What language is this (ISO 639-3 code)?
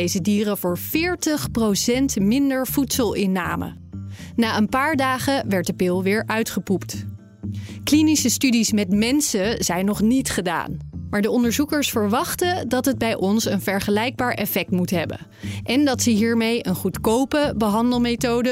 nld